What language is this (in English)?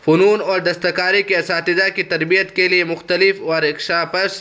Urdu